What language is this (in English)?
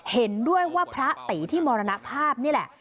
Thai